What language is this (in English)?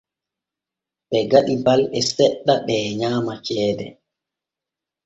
Borgu Fulfulde